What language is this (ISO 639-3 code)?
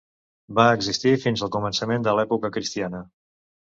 cat